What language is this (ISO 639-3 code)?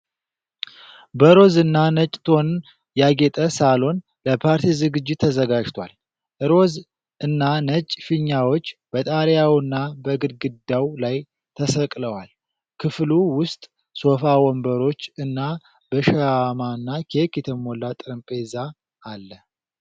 amh